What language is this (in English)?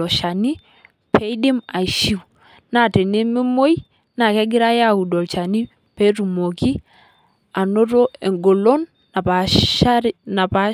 Masai